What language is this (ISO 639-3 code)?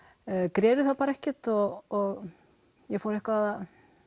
isl